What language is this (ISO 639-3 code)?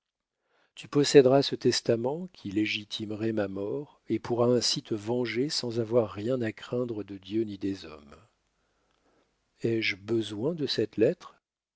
fra